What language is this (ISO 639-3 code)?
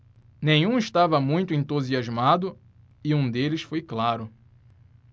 por